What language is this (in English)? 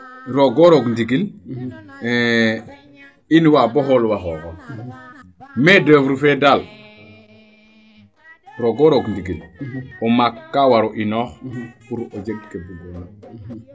Serer